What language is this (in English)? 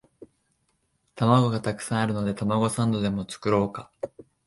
Japanese